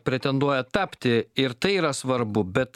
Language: Lithuanian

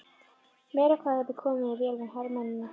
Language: Icelandic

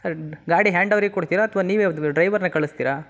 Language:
Kannada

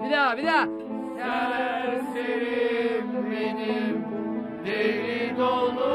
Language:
Turkish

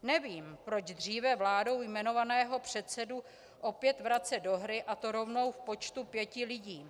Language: Czech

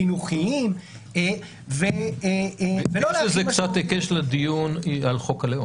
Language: Hebrew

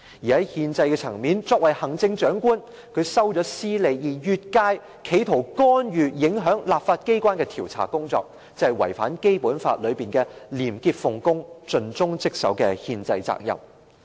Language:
Cantonese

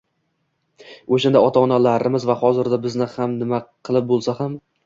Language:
Uzbek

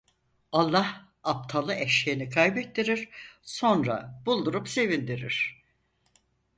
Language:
Turkish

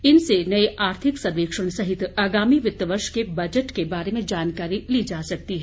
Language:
Hindi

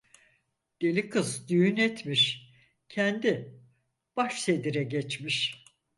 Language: Turkish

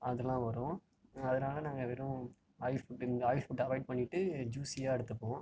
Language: Tamil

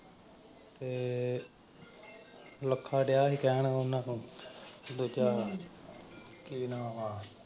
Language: Punjabi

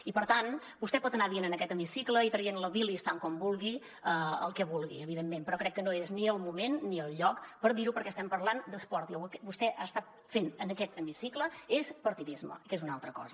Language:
Catalan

